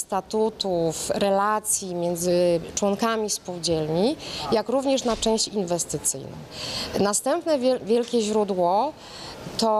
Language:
Polish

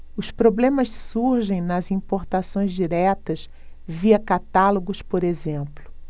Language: Portuguese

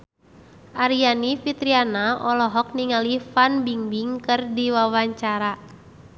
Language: Sundanese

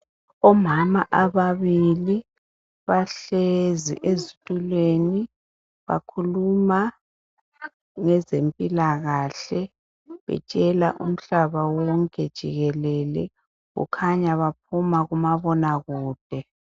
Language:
North Ndebele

